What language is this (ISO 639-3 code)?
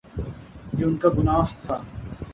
urd